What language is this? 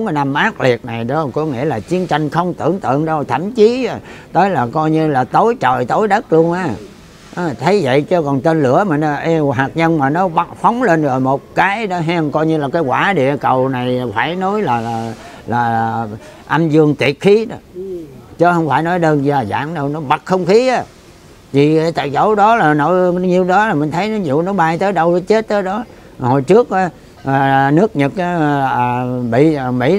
Vietnamese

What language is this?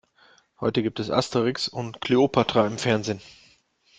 German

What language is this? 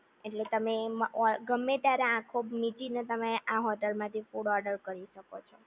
Gujarati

